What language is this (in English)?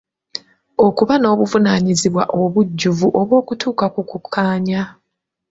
Ganda